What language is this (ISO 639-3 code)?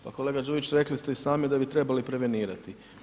hrv